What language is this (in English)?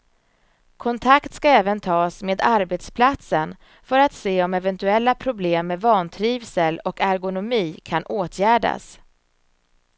Swedish